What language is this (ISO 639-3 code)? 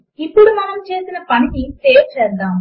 tel